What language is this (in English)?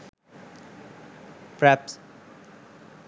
Sinhala